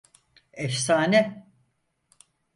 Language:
Turkish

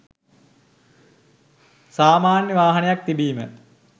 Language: Sinhala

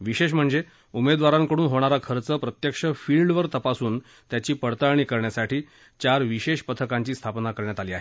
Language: Marathi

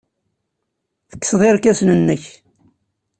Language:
Kabyle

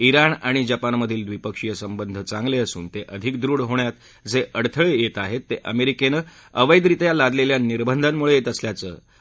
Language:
Marathi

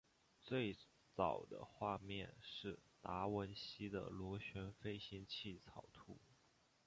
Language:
Chinese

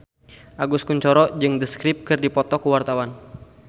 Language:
Sundanese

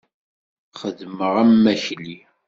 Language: Kabyle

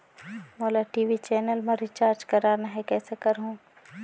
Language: Chhattisgarhi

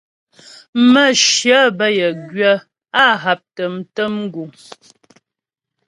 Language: Ghomala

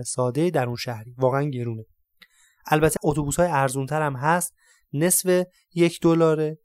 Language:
Persian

